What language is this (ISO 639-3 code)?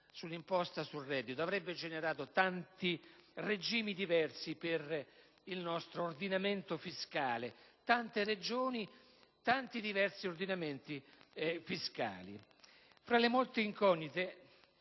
ita